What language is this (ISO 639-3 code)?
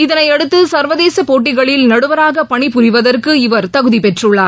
tam